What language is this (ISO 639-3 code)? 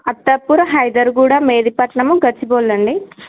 tel